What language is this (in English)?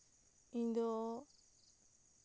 Santali